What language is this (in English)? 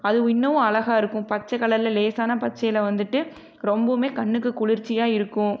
Tamil